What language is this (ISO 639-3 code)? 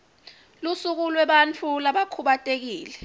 ssw